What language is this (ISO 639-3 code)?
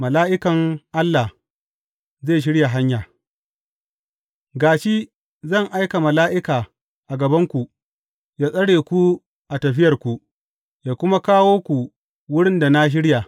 hau